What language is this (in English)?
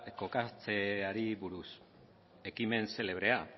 Basque